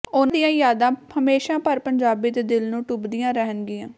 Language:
Punjabi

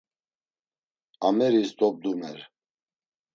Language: Laz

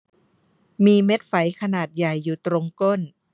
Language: Thai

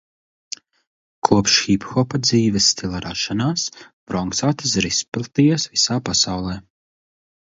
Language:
Latvian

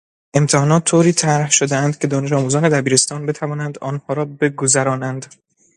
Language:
Persian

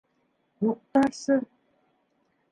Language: Bashkir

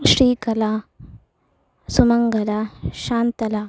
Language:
Sanskrit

